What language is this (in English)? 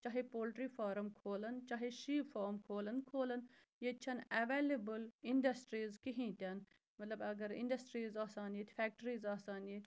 Kashmiri